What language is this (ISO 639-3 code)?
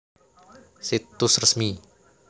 jav